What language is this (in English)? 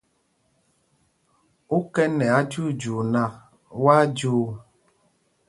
Mpumpong